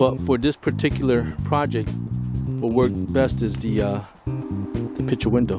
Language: English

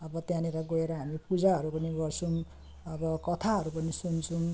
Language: Nepali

